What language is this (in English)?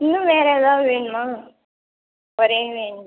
Tamil